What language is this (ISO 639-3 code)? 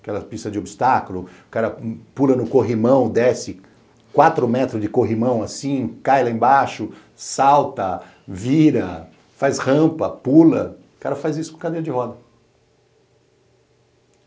por